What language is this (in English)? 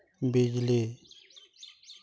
Santali